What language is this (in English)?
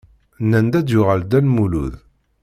Kabyle